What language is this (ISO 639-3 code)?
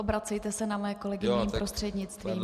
ces